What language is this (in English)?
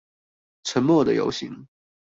Chinese